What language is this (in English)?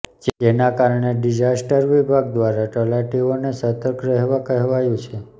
Gujarati